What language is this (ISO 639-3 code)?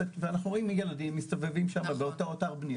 heb